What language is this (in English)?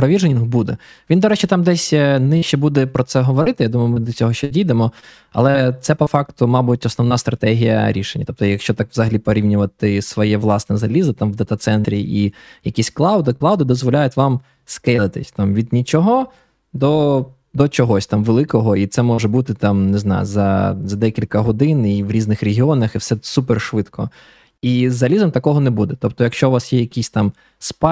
Ukrainian